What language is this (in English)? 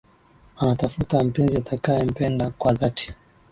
Swahili